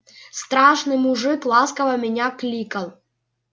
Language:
Russian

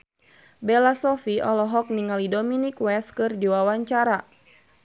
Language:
Sundanese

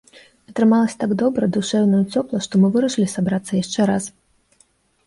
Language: Belarusian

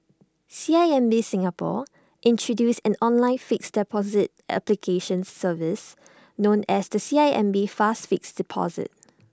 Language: English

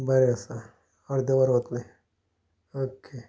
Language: Konkani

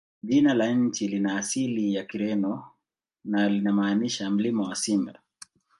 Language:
Swahili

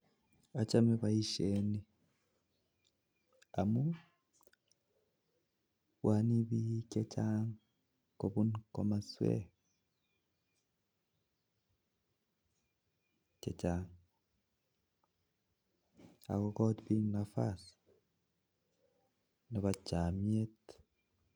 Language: Kalenjin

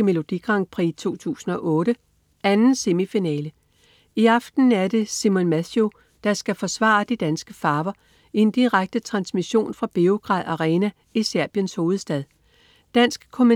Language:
Danish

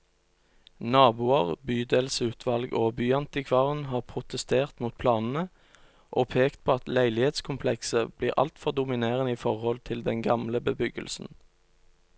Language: Norwegian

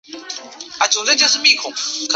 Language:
Chinese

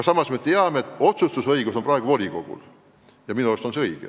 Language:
Estonian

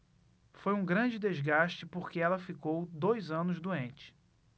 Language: Portuguese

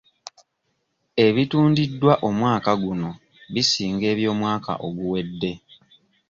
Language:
Ganda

